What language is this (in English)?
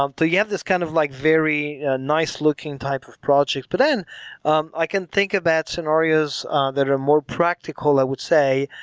English